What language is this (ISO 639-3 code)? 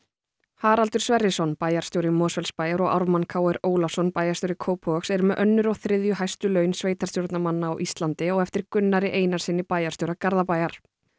isl